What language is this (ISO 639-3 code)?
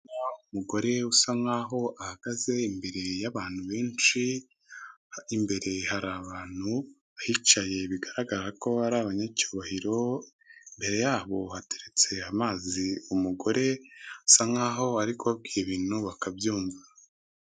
kin